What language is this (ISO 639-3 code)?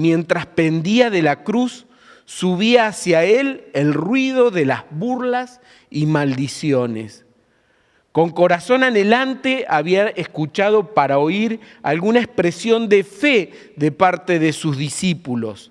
spa